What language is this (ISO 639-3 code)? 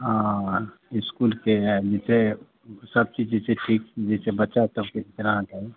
mai